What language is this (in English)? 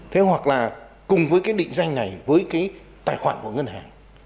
Vietnamese